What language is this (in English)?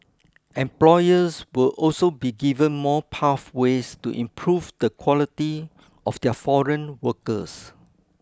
English